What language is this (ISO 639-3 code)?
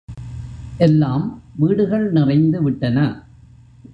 tam